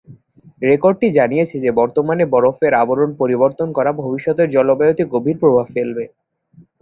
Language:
Bangla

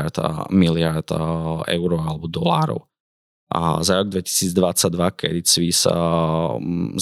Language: Slovak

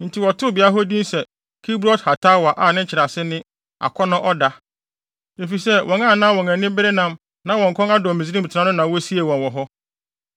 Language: Akan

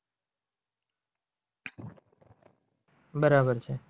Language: Gujarati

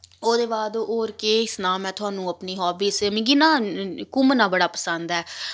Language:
Dogri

